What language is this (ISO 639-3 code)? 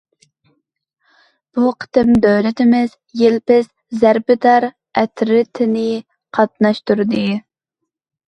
uig